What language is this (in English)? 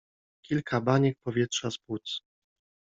Polish